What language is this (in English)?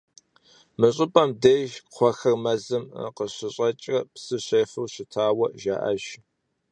Kabardian